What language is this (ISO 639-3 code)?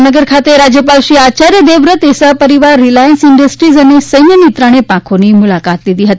guj